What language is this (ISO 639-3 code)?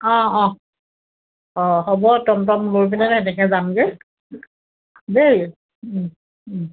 asm